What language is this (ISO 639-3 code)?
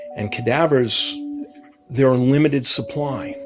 eng